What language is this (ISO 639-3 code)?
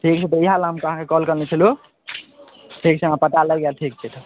mai